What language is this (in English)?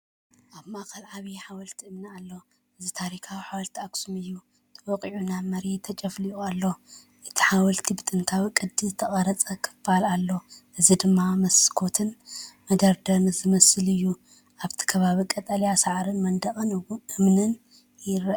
Tigrinya